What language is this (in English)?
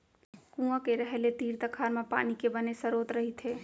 Chhattisgarhi